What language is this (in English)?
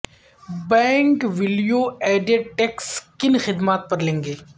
Urdu